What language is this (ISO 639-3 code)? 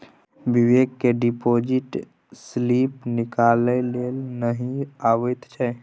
mai